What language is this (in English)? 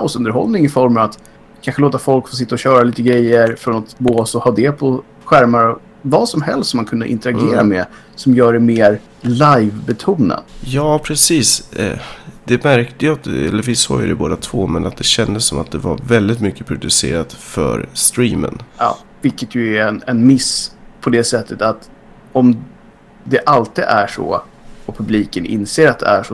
Swedish